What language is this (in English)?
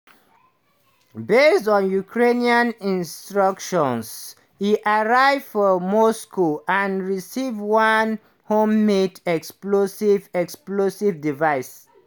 Nigerian Pidgin